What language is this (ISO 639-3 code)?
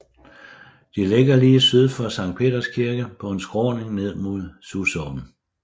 dan